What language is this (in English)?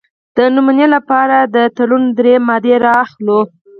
Pashto